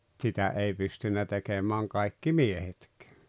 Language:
Finnish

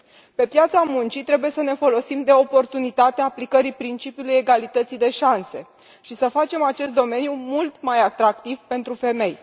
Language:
Romanian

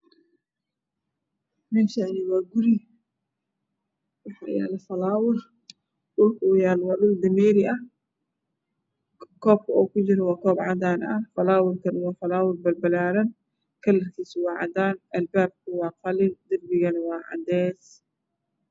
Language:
Somali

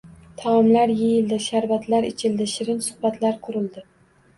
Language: Uzbek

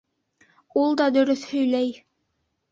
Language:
Bashkir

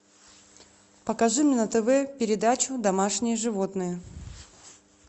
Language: Russian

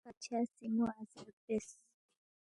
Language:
Balti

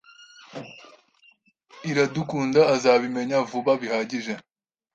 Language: Kinyarwanda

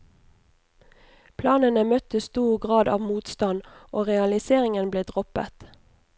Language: Norwegian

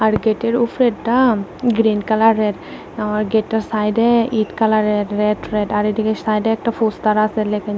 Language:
Bangla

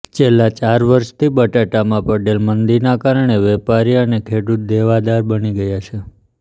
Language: Gujarati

